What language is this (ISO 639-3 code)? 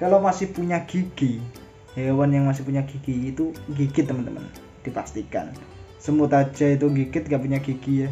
ind